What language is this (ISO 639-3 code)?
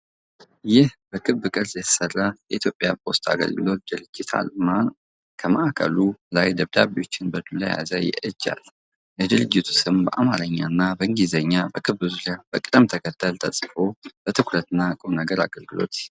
amh